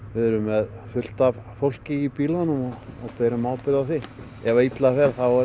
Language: Icelandic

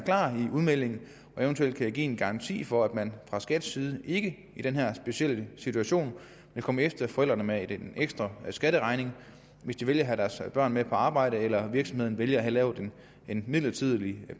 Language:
Danish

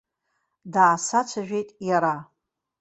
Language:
Abkhazian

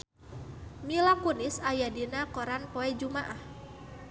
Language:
Sundanese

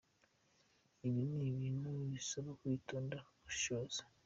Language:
Kinyarwanda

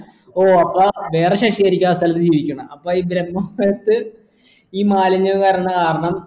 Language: Malayalam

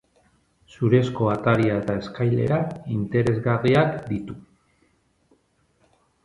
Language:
Basque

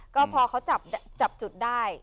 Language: Thai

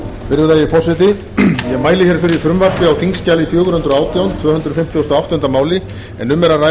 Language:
Icelandic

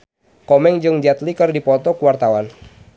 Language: Sundanese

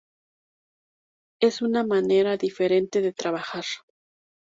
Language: Spanish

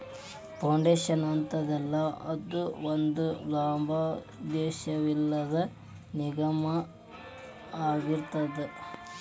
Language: Kannada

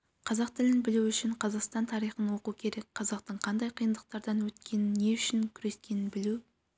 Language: Kazakh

